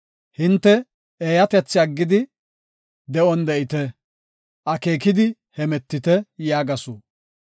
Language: Gofa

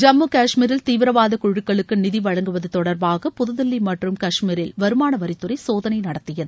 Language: Tamil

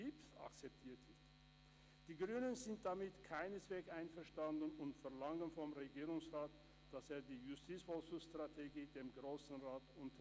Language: Swiss German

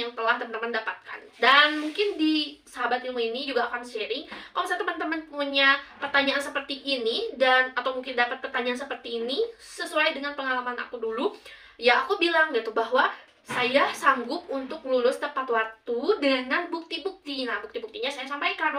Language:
Indonesian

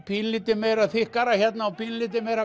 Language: Icelandic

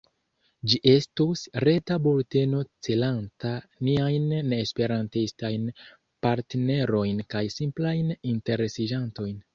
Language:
Esperanto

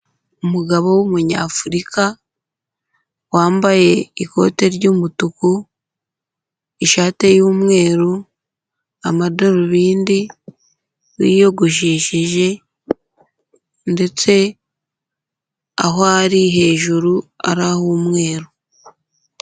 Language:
Kinyarwanda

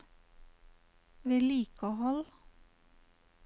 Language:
Norwegian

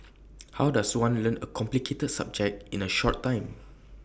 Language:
English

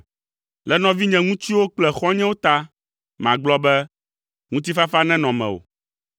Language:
Ewe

